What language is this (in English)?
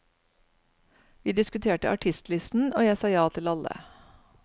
Norwegian